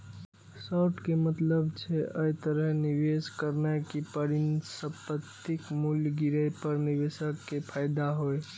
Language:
Maithili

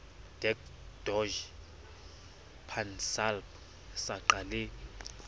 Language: Southern Sotho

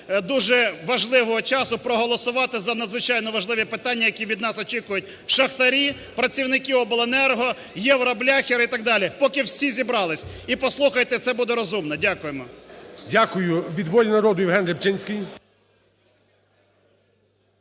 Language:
Ukrainian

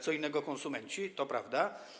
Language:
Polish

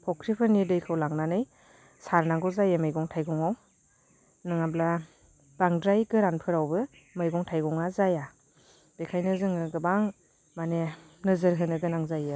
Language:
Bodo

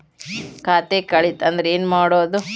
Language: Kannada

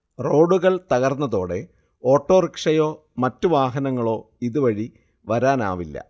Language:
Malayalam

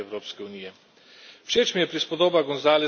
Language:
Slovenian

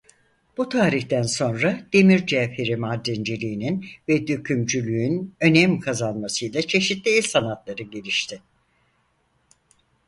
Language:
Turkish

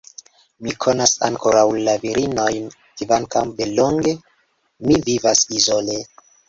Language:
Esperanto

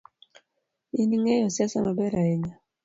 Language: Luo (Kenya and Tanzania)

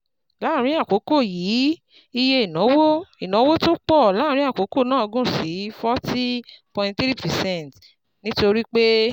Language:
Yoruba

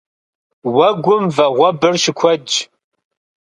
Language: Kabardian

